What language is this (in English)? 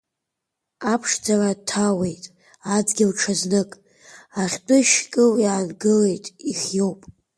Abkhazian